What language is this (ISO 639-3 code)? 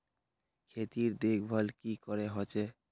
mag